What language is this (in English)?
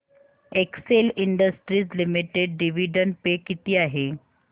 Marathi